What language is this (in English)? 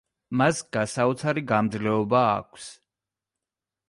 Georgian